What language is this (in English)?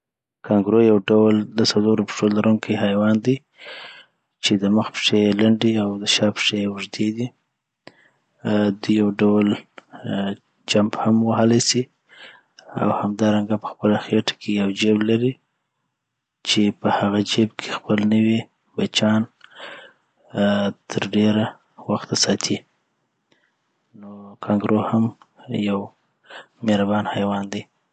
Southern Pashto